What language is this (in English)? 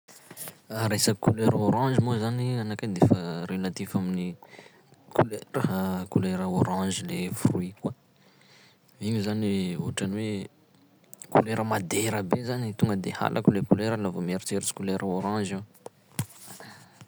Sakalava Malagasy